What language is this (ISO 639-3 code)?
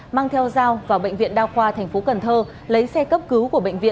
vie